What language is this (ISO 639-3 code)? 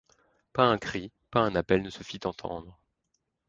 fra